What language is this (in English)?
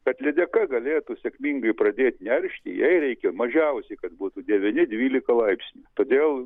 Lithuanian